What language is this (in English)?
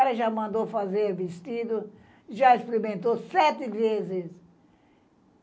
Portuguese